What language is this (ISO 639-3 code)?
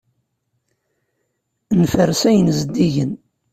kab